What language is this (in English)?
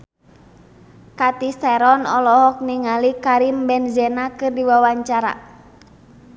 Sundanese